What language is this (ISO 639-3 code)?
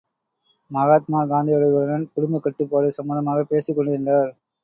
tam